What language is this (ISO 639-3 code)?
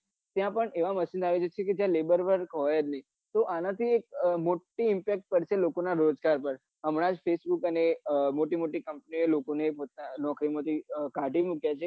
guj